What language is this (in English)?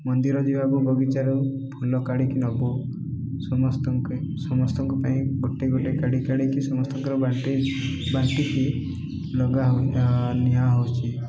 Odia